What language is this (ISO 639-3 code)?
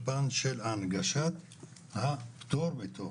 heb